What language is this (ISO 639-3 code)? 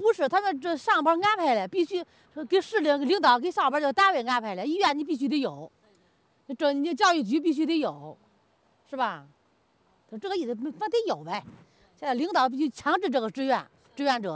zho